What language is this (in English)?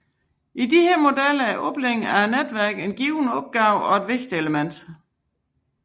Danish